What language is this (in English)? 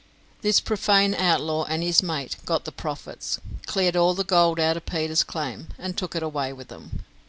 English